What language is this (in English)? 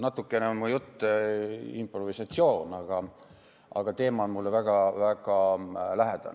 Estonian